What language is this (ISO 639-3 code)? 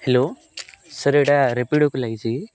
ori